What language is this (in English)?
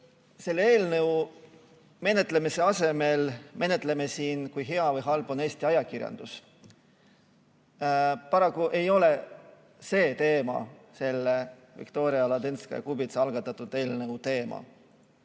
Estonian